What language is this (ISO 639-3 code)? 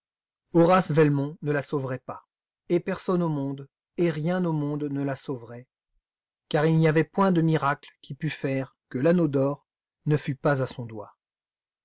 fra